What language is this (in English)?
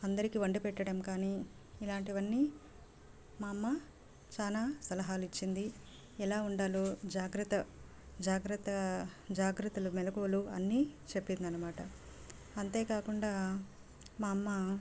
Telugu